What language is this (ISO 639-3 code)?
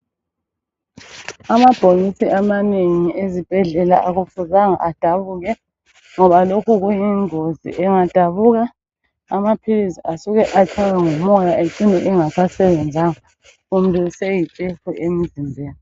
nde